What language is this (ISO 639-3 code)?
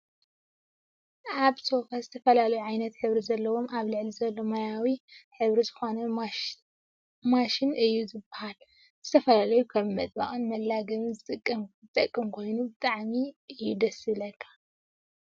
tir